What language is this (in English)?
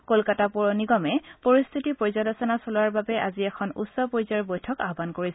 Assamese